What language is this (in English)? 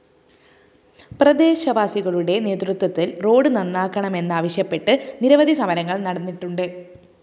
Malayalam